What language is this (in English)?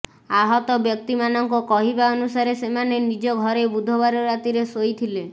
Odia